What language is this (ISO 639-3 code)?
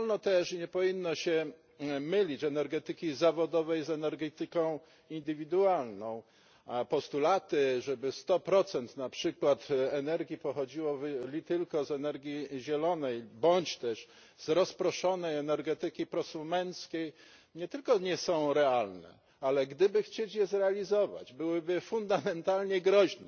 pol